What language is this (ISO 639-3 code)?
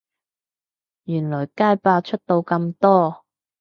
yue